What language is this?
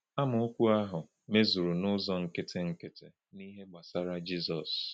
Igbo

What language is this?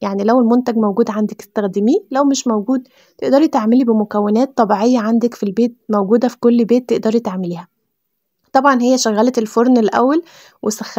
Arabic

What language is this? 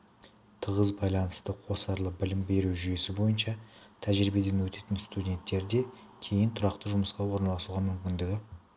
Kazakh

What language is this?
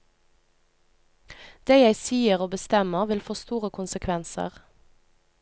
Norwegian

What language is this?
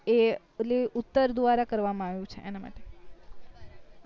Gujarati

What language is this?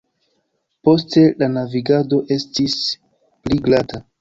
Esperanto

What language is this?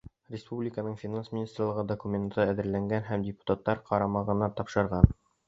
Bashkir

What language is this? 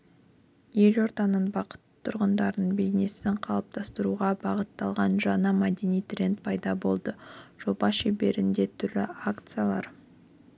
Kazakh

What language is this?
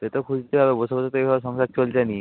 Bangla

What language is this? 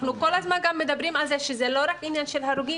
Hebrew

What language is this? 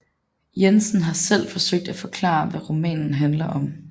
Danish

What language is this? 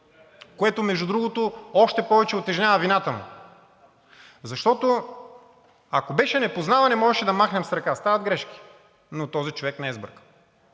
Bulgarian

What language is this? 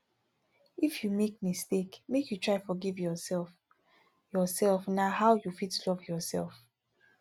Nigerian Pidgin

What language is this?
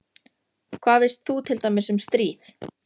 Icelandic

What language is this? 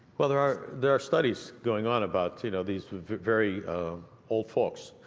English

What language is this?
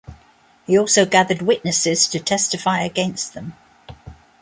English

